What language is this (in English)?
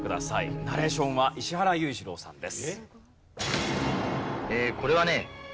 Japanese